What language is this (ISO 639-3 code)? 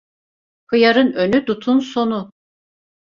tur